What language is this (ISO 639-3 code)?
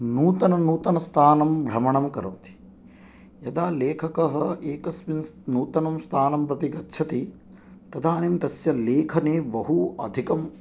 san